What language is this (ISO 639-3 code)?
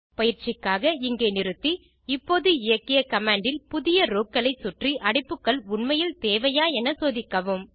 tam